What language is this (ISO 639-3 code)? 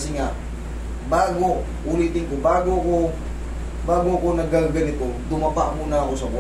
fil